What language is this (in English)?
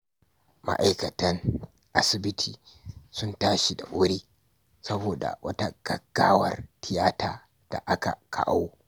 Hausa